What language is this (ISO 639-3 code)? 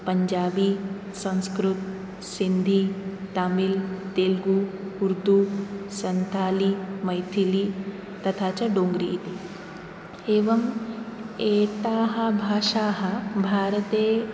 san